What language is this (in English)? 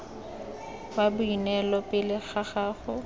Tswana